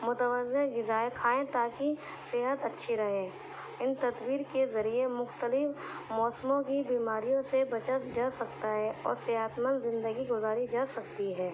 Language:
Urdu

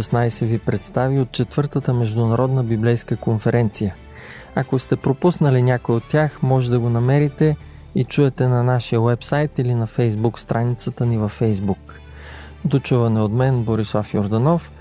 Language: Bulgarian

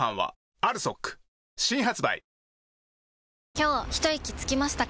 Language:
Japanese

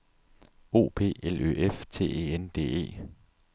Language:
Danish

